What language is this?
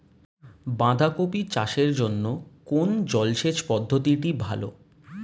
Bangla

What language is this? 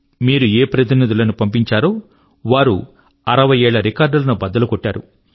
Telugu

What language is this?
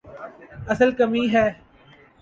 Urdu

